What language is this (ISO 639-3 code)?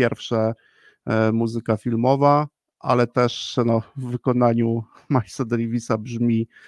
pol